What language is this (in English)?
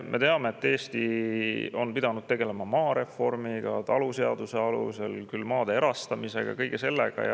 Estonian